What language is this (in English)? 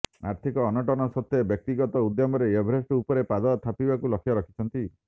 Odia